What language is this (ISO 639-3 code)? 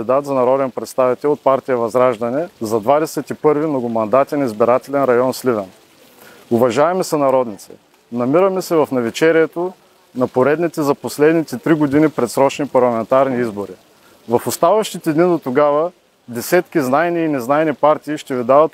bul